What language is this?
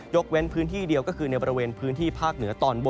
Thai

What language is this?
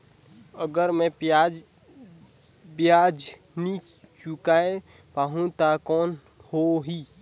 Chhattisgarhi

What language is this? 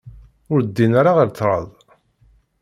Kabyle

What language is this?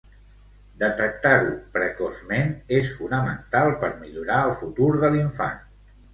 Catalan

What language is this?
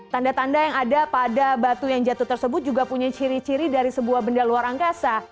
Indonesian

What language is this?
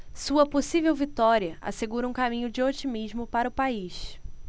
Portuguese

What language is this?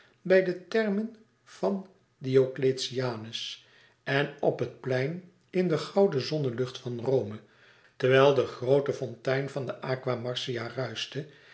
Dutch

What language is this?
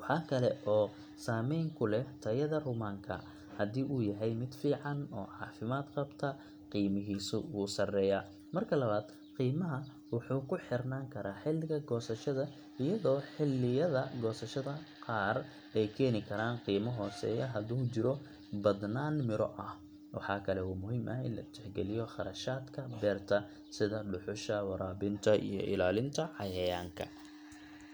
Somali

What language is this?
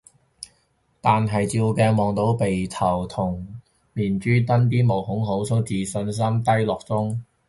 Cantonese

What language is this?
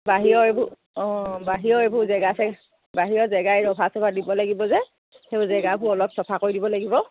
Assamese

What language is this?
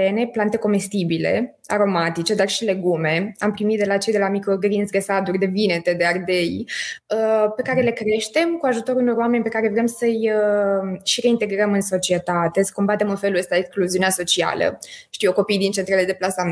Romanian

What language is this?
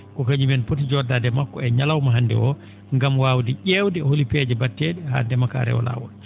Fula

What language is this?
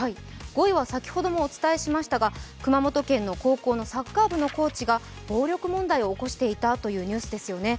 Japanese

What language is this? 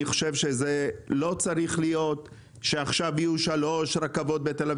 Hebrew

